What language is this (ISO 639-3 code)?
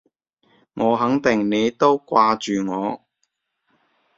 yue